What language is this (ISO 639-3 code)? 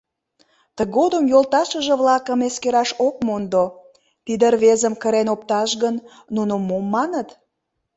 chm